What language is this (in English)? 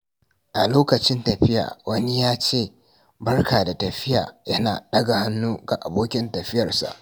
Hausa